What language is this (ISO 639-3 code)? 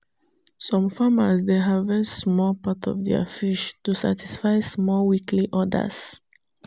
pcm